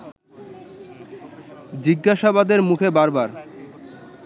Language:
Bangla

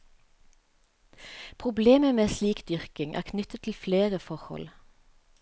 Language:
Norwegian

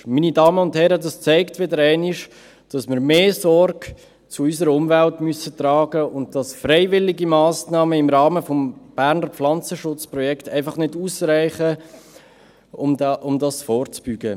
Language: Swiss German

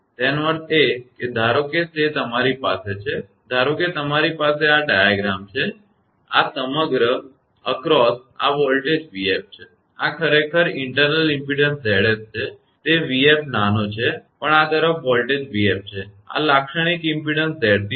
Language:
Gujarati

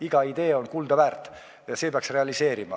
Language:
Estonian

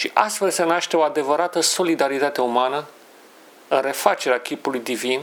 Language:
Romanian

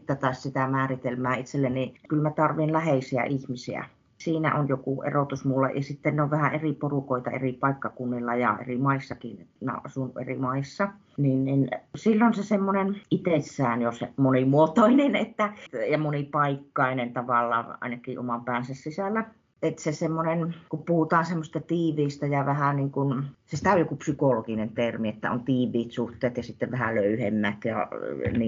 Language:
Finnish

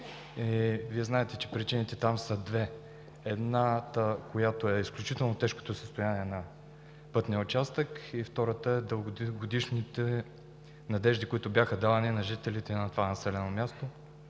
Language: Bulgarian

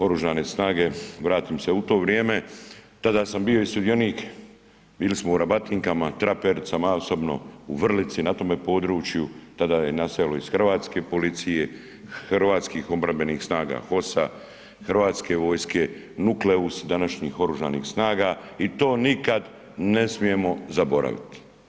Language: Croatian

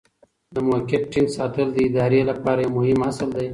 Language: Pashto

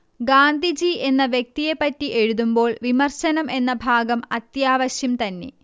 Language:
Malayalam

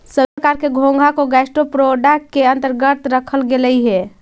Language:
Magahi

